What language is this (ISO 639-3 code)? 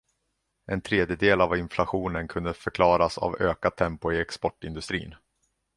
swe